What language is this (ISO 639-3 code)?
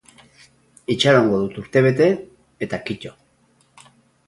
eus